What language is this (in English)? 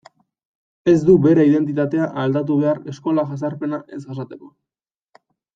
Basque